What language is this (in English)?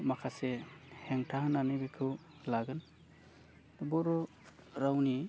Bodo